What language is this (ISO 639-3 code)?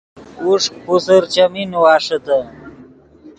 ydg